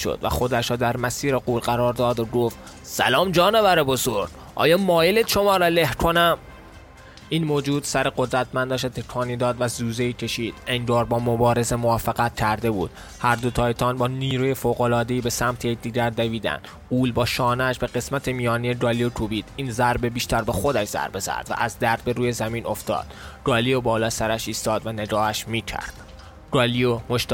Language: Persian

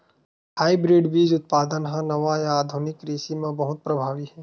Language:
Chhattisgarhi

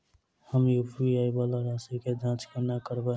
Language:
Maithili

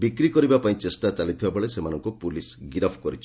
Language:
Odia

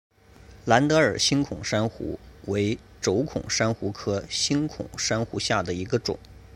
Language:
Chinese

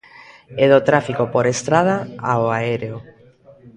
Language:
Galician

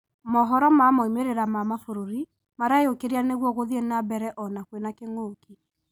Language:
Kikuyu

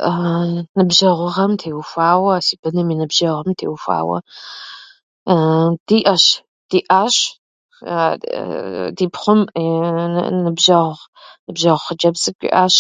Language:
Kabardian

